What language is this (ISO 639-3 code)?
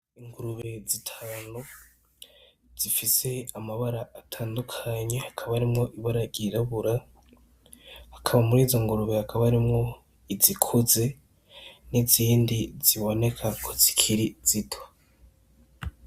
run